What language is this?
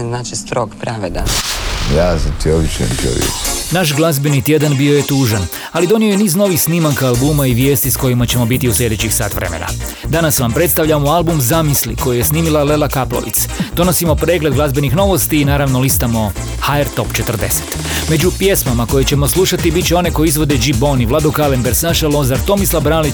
Croatian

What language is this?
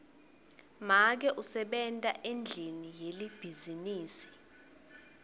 Swati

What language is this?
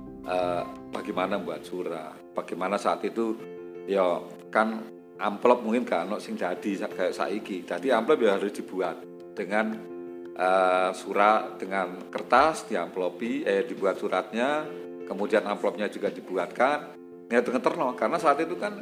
Indonesian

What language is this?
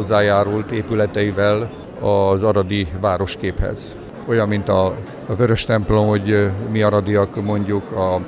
Hungarian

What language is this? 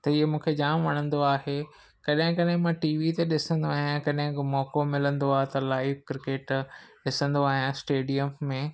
Sindhi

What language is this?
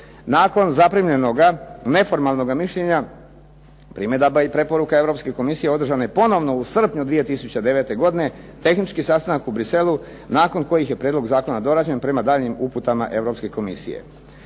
Croatian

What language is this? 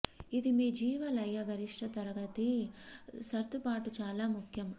Telugu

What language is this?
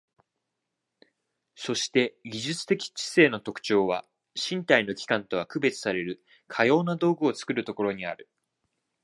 Japanese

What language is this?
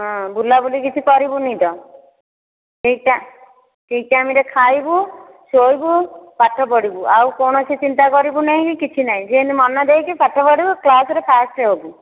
Odia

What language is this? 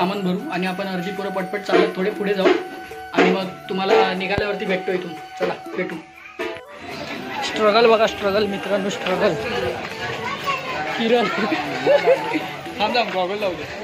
English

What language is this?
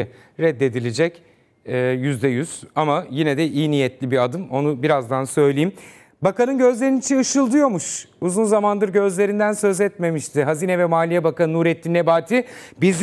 Turkish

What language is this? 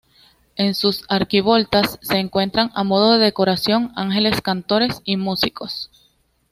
Spanish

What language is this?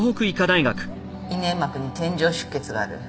Japanese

